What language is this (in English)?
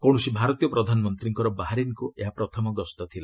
Odia